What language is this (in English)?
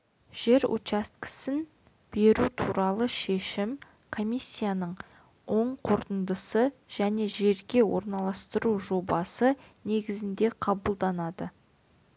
Kazakh